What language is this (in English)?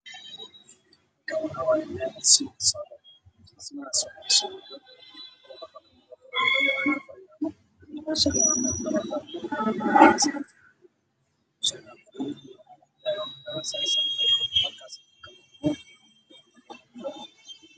Somali